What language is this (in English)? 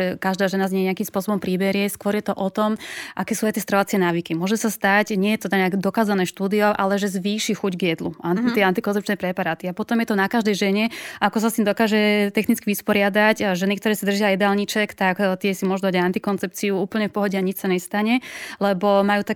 Slovak